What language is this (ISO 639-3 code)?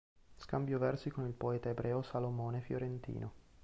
ita